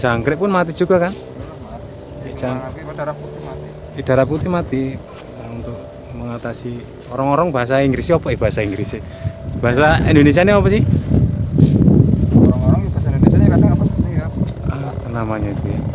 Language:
Indonesian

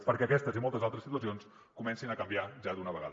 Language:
Catalan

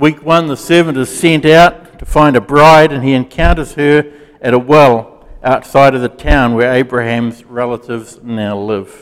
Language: English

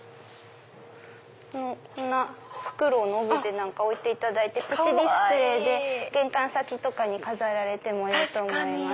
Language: Japanese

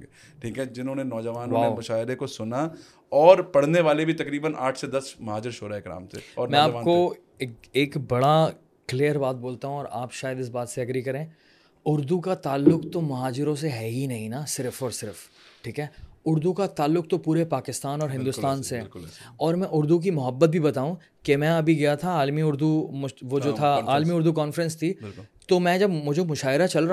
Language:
Urdu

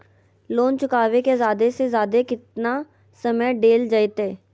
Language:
Magahi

